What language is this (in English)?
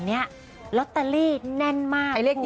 Thai